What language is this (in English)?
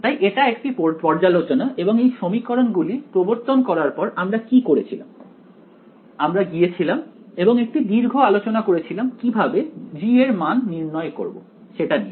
Bangla